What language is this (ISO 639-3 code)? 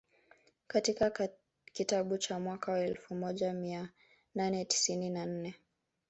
swa